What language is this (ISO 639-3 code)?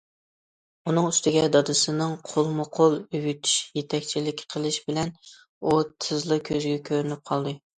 uig